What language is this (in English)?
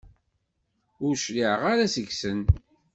Kabyle